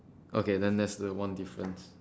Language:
English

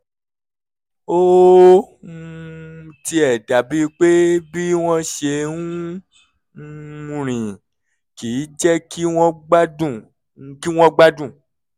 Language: Yoruba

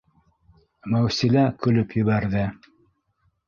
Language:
Bashkir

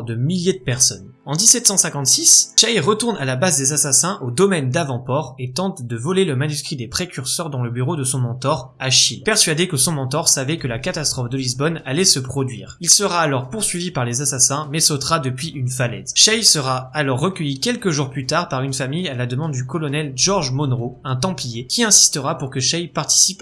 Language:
French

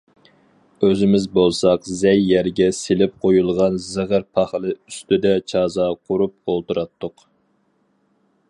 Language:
Uyghur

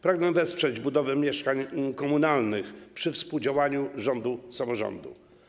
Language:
Polish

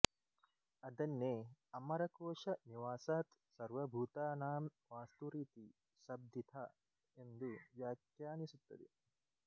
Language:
Kannada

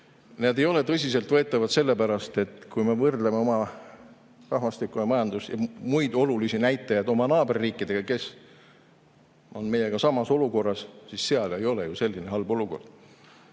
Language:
Estonian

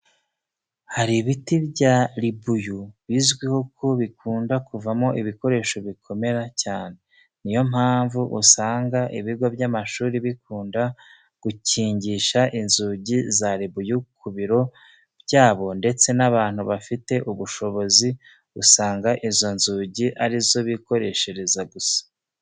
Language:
Kinyarwanda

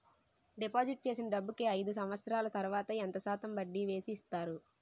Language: Telugu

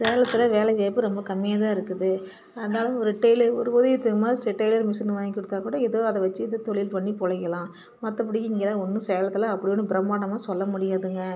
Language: Tamil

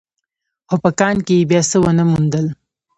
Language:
Pashto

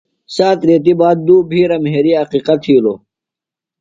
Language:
Phalura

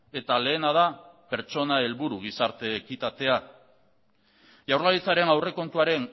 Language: Basque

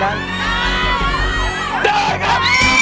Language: Thai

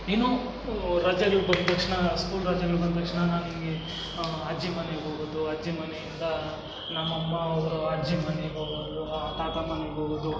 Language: Kannada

